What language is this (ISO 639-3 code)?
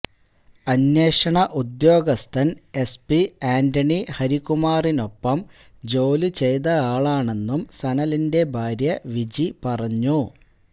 mal